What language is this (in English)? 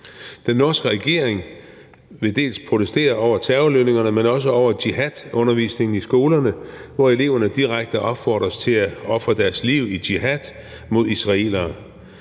Danish